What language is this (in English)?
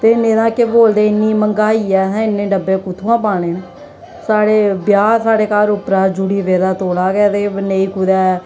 Dogri